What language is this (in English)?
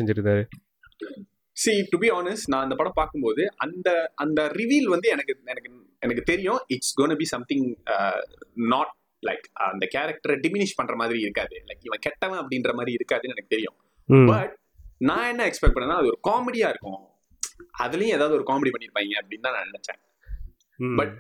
Tamil